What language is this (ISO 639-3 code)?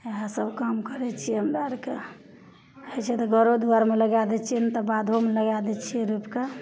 mai